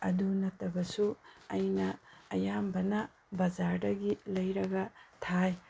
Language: Manipuri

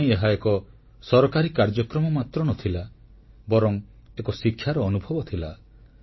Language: Odia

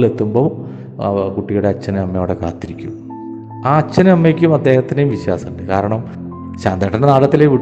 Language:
Malayalam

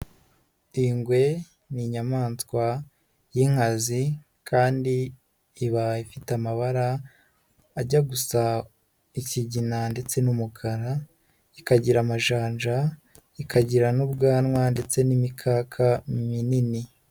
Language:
Kinyarwanda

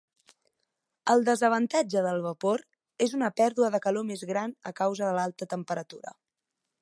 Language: Catalan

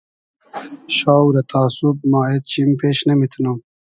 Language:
Hazaragi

